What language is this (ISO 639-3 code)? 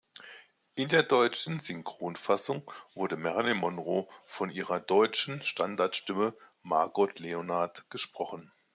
deu